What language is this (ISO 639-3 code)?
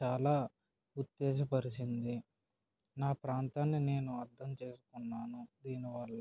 tel